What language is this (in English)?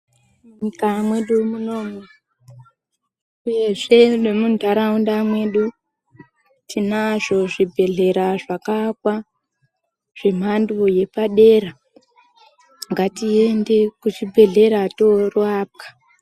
Ndau